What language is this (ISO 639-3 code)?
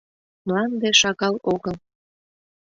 chm